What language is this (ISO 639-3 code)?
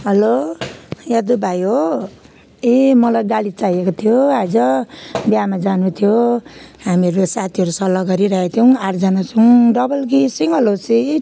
nep